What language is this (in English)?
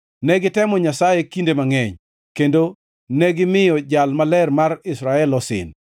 Luo (Kenya and Tanzania)